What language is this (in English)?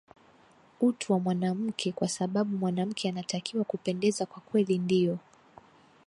Swahili